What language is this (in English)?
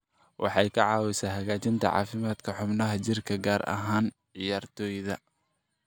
Somali